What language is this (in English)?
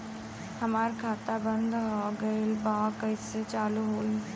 Bhojpuri